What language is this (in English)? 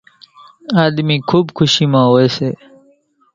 Kachi Koli